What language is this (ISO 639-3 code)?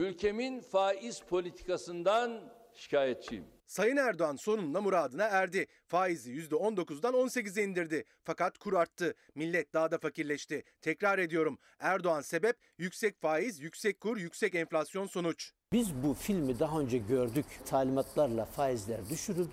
tur